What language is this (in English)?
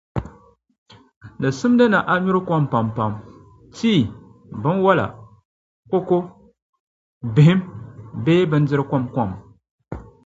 Dagbani